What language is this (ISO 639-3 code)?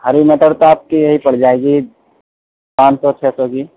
urd